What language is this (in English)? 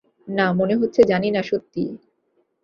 Bangla